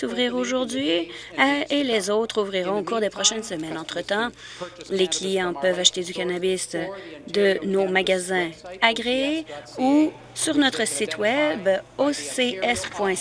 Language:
French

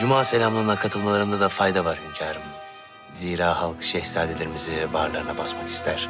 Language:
Turkish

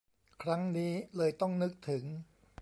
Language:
Thai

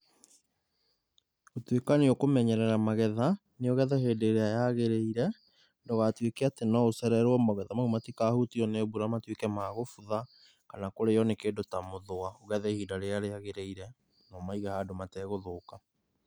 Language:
Kikuyu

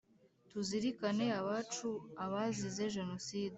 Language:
Kinyarwanda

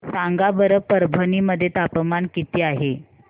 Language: Marathi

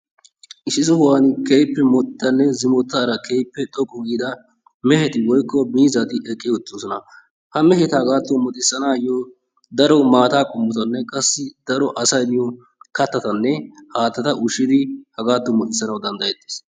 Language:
Wolaytta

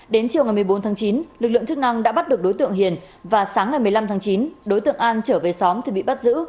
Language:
Vietnamese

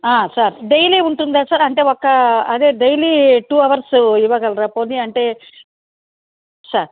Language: Telugu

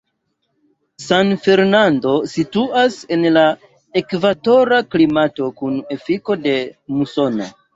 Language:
Esperanto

